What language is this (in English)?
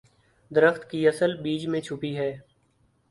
Urdu